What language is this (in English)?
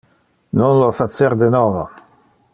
Interlingua